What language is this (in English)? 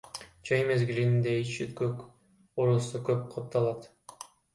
Kyrgyz